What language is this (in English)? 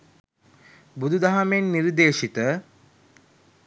Sinhala